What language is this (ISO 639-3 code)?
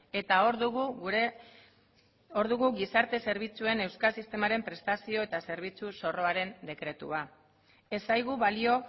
eus